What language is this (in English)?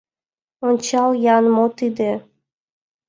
Mari